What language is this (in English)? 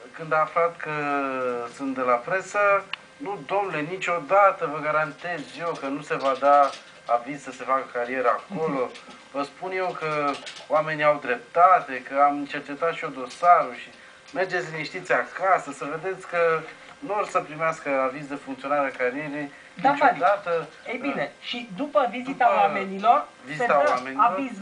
Romanian